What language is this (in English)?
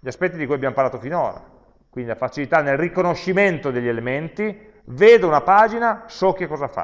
Italian